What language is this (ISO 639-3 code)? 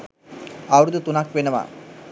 sin